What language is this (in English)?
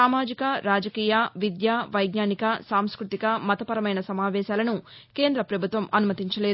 Telugu